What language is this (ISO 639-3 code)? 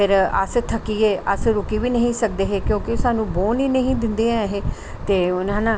doi